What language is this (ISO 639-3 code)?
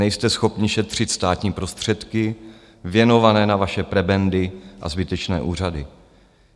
ces